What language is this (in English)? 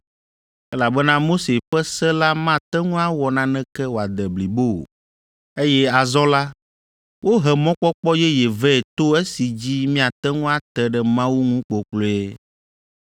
Ewe